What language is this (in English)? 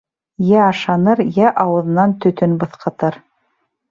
Bashkir